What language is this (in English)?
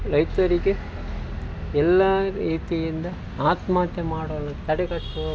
Kannada